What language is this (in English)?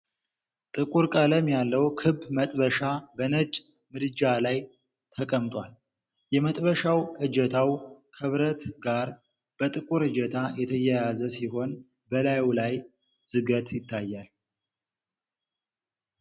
Amharic